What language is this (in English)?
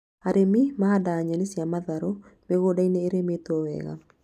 Kikuyu